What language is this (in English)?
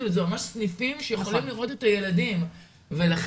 Hebrew